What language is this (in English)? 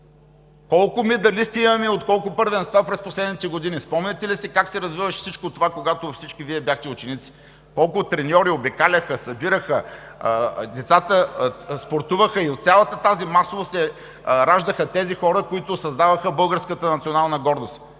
Bulgarian